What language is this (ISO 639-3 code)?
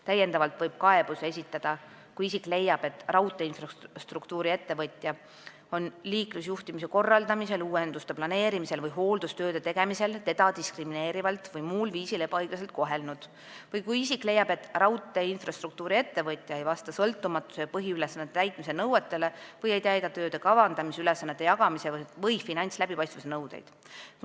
est